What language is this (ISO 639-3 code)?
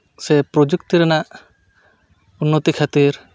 sat